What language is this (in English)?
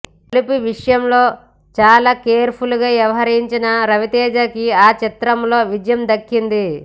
Telugu